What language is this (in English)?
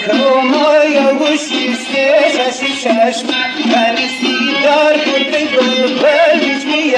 Arabic